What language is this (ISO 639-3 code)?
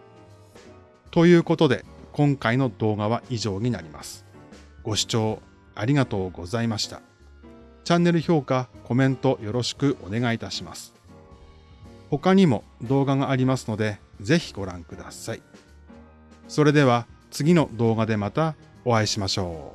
jpn